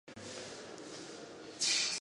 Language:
Pashto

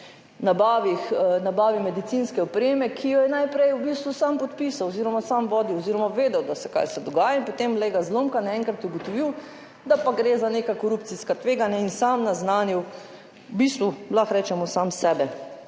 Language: Slovenian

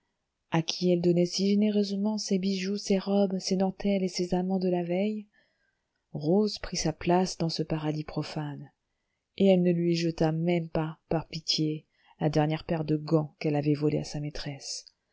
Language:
French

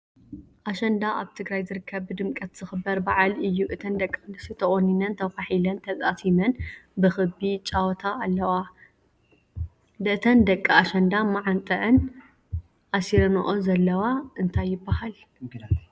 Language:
Tigrinya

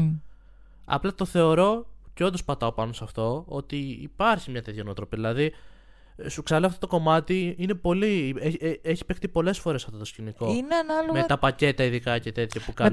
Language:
Greek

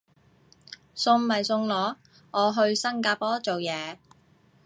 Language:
Cantonese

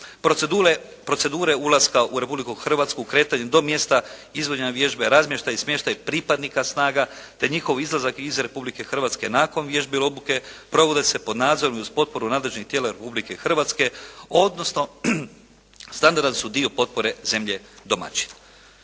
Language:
Croatian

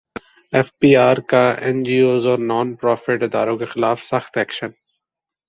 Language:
Urdu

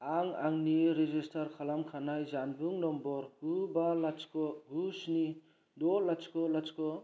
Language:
Bodo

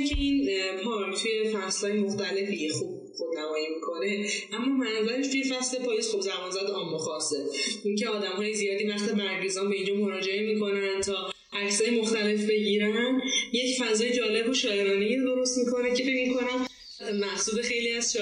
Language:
Persian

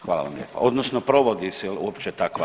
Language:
Croatian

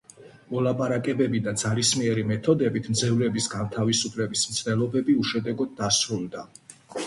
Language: Georgian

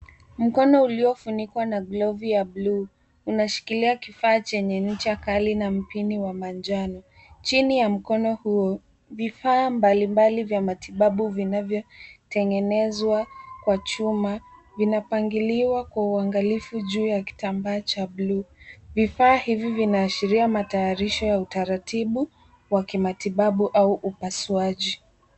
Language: Swahili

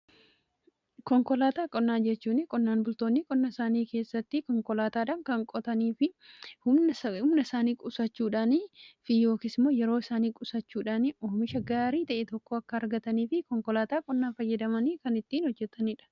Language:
Oromo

